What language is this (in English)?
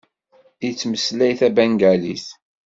Kabyle